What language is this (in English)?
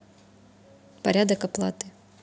Russian